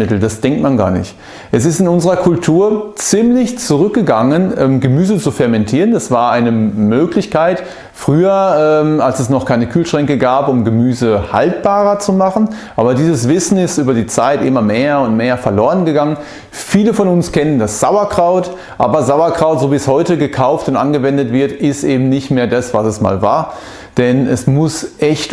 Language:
German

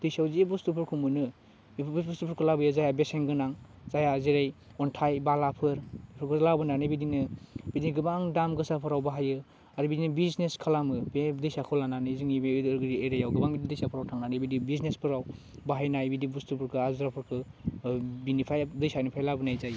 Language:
Bodo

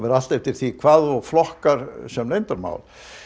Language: Icelandic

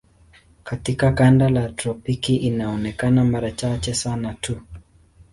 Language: Swahili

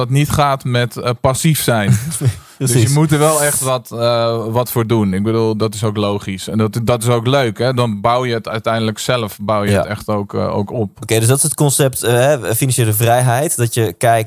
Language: Dutch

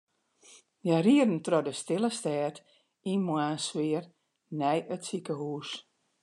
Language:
Western Frisian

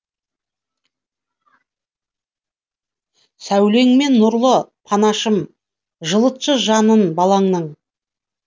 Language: Kazakh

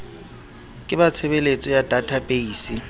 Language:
Southern Sotho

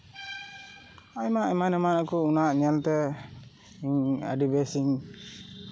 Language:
Santali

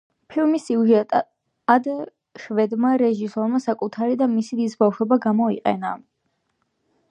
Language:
Georgian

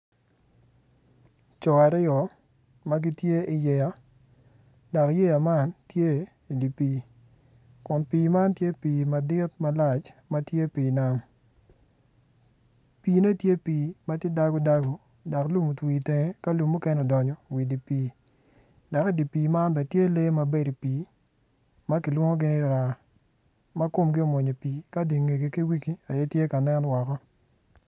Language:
Acoli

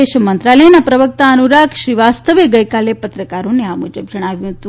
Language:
Gujarati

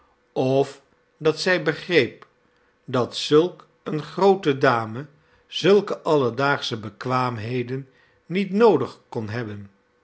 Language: Dutch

